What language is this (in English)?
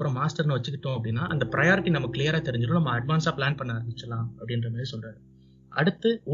Tamil